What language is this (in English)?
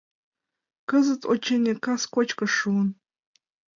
Mari